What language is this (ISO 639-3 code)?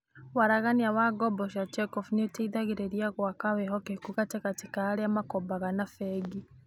kik